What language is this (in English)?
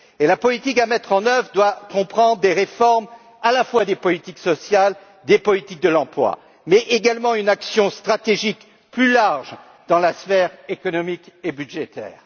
French